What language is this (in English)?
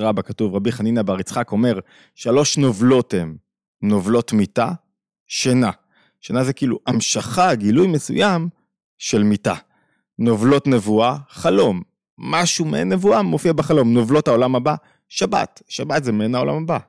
Hebrew